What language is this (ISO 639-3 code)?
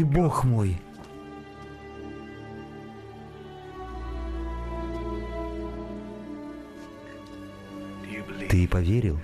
rus